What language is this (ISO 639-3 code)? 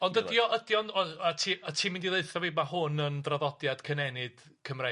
cym